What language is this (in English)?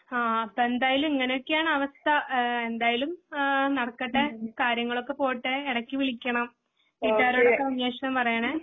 Malayalam